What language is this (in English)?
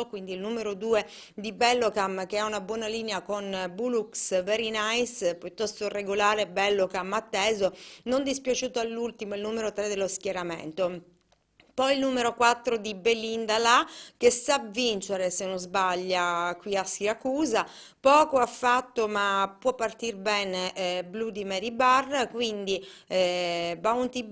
Italian